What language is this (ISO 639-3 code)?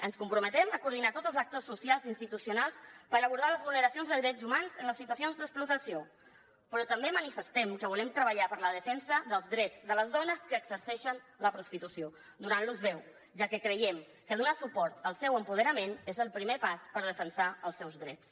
cat